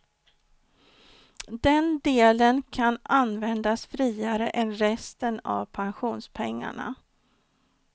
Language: Swedish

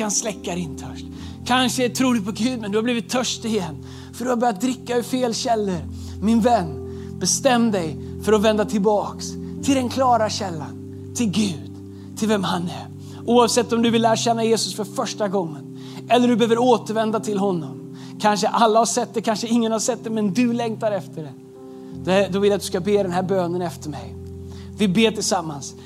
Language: Swedish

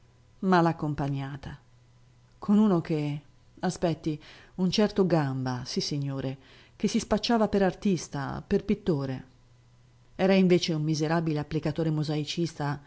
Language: Italian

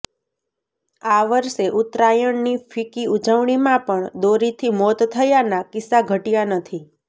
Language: Gujarati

